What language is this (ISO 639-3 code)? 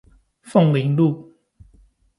zho